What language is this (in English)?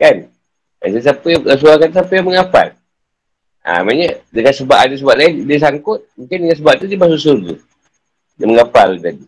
Malay